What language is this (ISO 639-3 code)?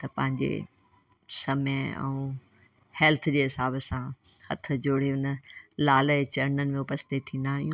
snd